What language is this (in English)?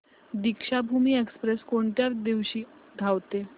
Marathi